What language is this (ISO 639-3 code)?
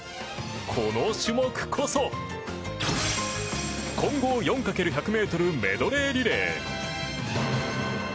jpn